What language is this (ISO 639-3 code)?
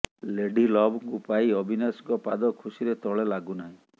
ori